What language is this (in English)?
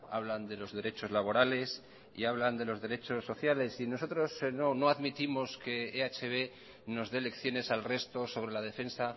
Spanish